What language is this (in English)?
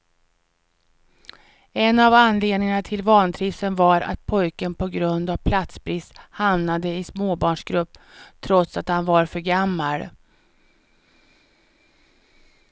Swedish